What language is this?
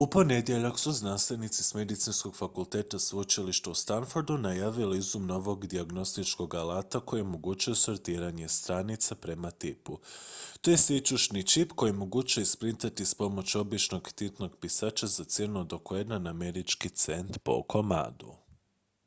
Croatian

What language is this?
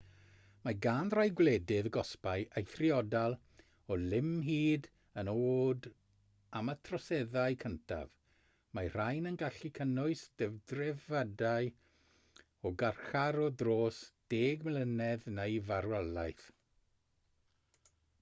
Welsh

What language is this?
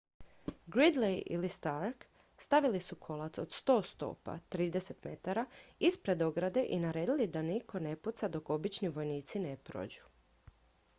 Croatian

